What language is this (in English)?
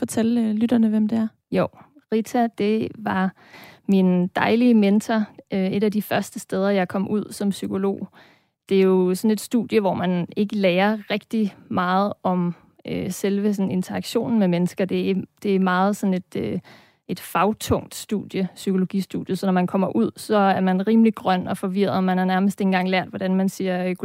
Danish